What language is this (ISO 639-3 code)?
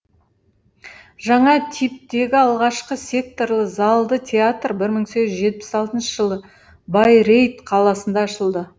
kaz